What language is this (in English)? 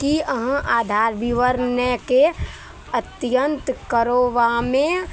Maithili